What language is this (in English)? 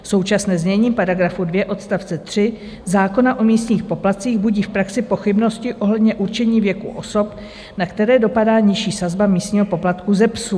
Czech